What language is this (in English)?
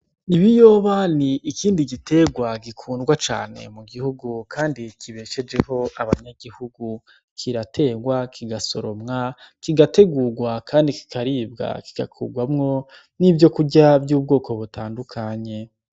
Rundi